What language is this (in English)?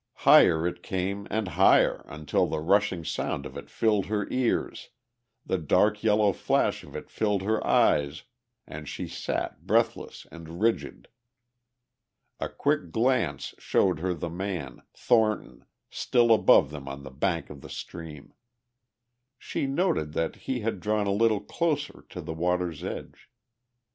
English